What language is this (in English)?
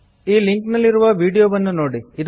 Kannada